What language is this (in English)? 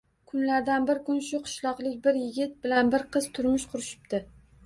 Uzbek